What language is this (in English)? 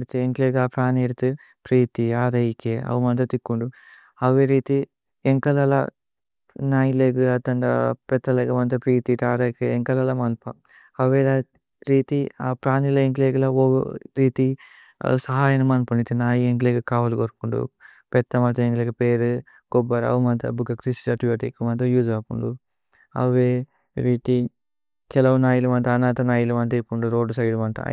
Tulu